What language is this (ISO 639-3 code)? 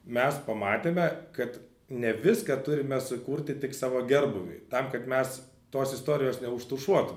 lit